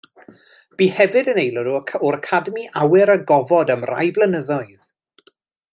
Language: Welsh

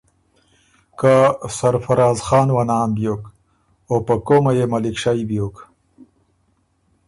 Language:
Ormuri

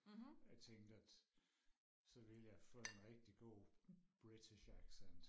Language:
Danish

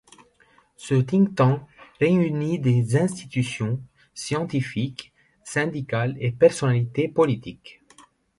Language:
French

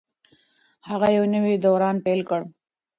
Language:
Pashto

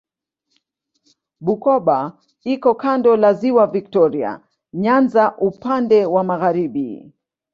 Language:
Swahili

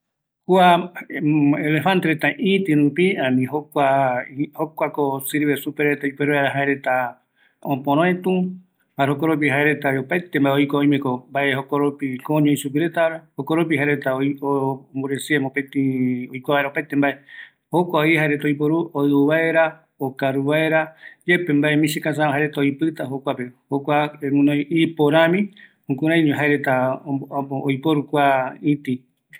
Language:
Eastern Bolivian Guaraní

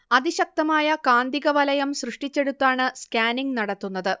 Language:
Malayalam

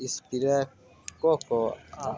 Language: Maithili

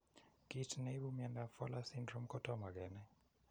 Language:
Kalenjin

